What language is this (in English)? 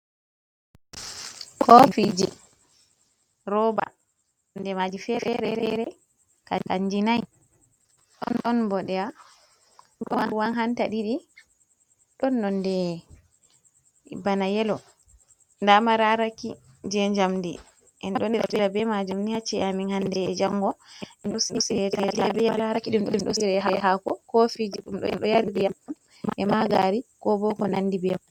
Fula